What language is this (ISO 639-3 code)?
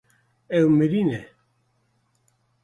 kur